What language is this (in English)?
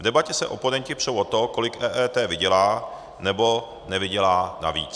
Czech